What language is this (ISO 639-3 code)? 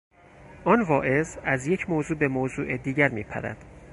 fas